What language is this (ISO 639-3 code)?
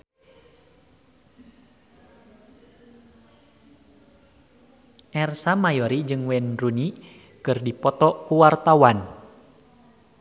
sun